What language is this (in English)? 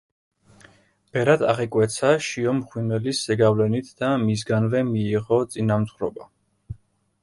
Georgian